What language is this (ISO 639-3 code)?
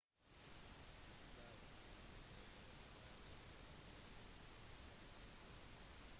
nob